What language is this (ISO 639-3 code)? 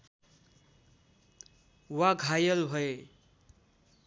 nep